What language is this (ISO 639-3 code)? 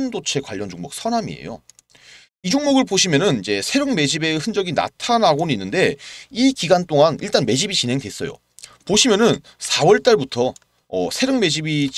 kor